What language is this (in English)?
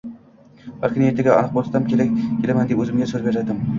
Uzbek